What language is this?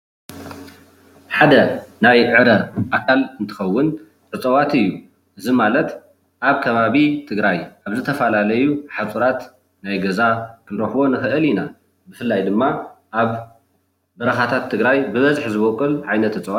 Tigrinya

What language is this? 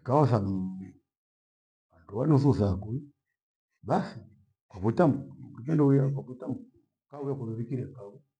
Gweno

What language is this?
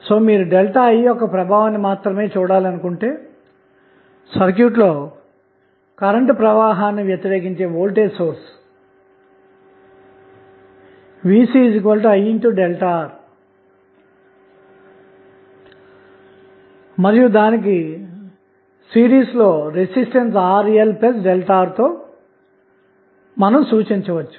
Telugu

